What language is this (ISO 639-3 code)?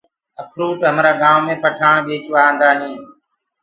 ggg